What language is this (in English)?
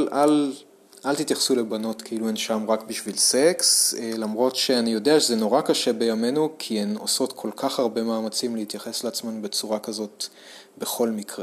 Hebrew